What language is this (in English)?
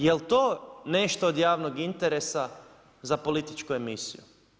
Croatian